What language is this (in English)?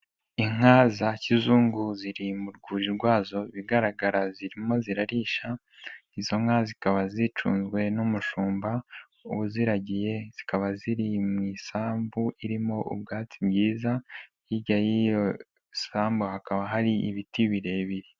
Kinyarwanda